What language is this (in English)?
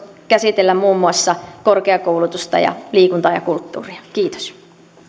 Finnish